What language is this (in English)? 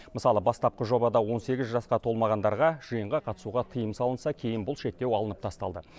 Kazakh